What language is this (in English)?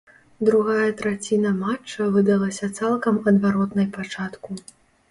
Belarusian